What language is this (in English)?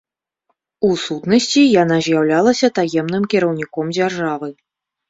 Belarusian